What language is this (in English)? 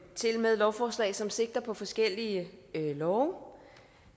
Danish